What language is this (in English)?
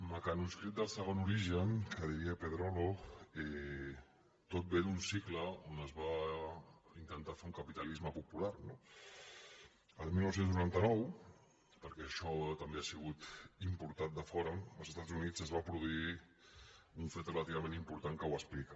Catalan